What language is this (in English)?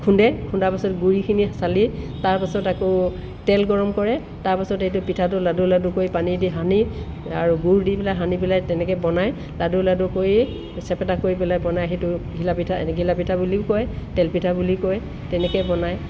Assamese